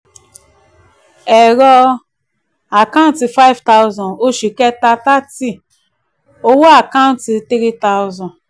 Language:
Yoruba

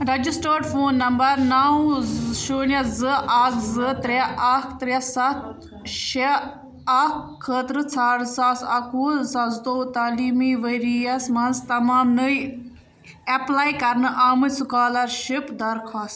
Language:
Kashmiri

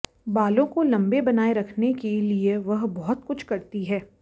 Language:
Hindi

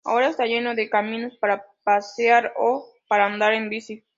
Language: Spanish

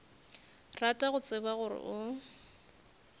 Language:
Northern Sotho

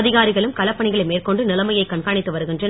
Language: Tamil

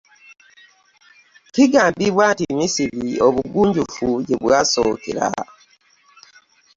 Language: Ganda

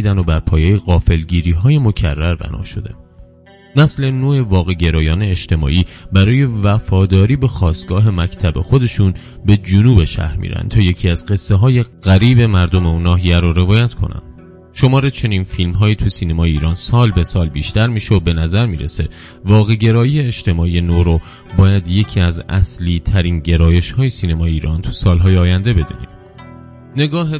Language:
Persian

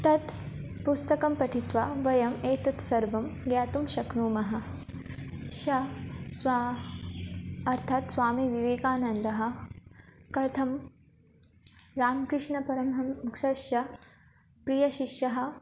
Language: Sanskrit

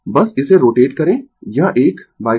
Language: Hindi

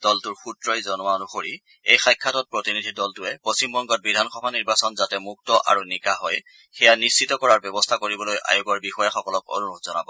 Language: Assamese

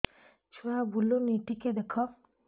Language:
Odia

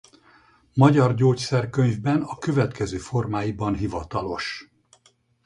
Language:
Hungarian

